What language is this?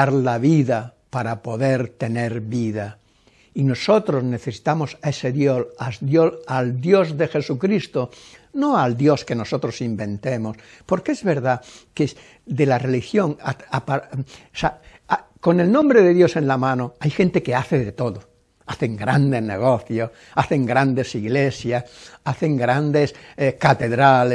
Spanish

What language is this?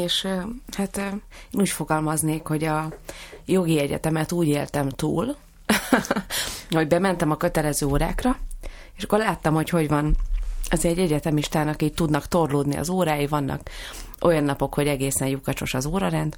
Hungarian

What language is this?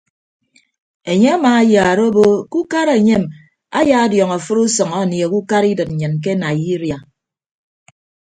Ibibio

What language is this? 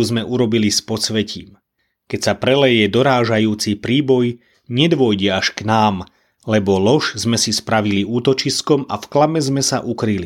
Slovak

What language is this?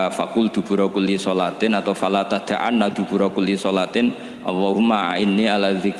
Indonesian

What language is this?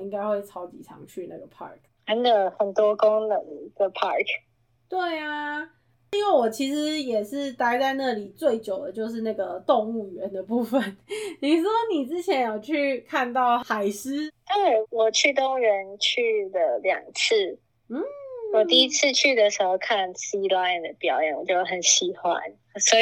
Chinese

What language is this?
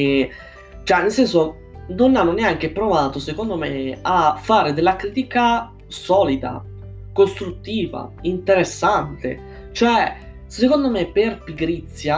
Italian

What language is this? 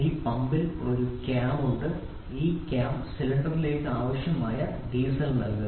Malayalam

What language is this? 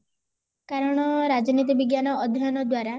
Odia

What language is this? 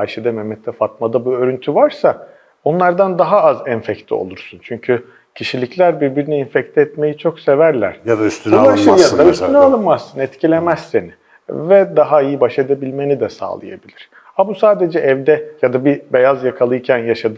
Turkish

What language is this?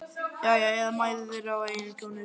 Icelandic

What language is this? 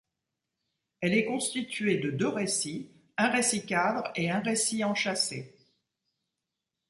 French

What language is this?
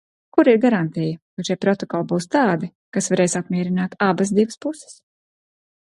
Latvian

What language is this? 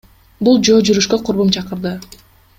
Kyrgyz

